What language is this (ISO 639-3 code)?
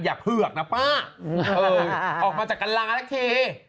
tha